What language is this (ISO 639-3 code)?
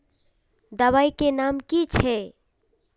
mag